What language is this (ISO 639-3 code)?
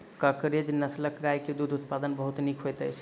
mai